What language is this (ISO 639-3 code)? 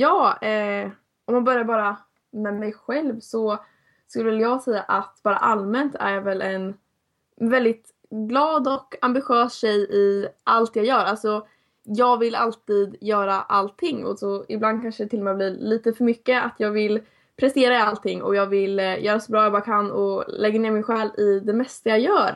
swe